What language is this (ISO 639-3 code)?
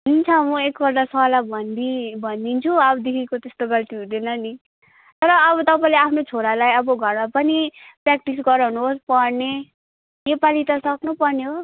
nep